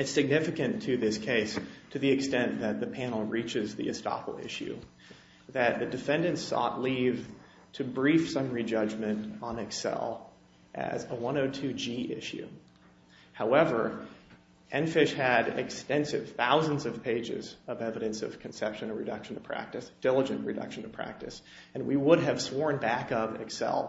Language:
English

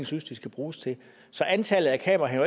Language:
Danish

